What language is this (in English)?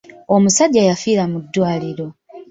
Ganda